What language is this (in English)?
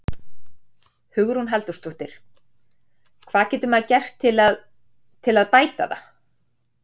Icelandic